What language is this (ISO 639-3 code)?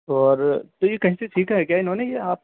urd